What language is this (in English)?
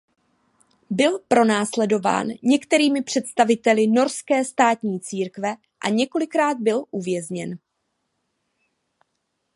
Czech